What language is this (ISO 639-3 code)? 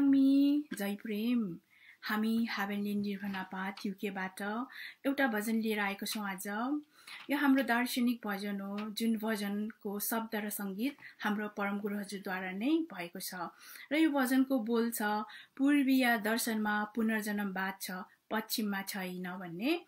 tha